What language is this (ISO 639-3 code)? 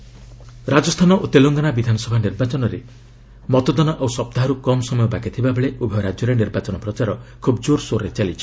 ori